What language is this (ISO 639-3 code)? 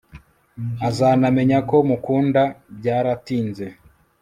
kin